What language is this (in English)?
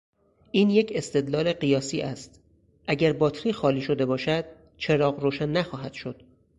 Persian